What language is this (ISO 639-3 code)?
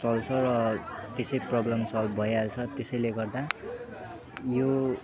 nep